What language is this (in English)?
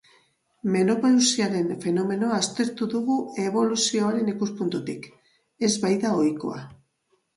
Basque